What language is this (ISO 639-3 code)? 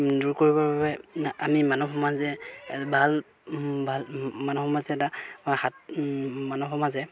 asm